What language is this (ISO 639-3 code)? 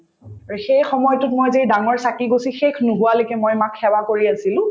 asm